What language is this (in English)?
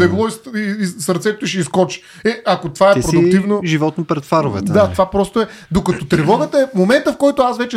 Bulgarian